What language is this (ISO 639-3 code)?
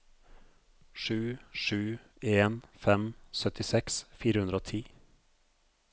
nor